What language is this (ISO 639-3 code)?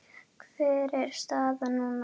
isl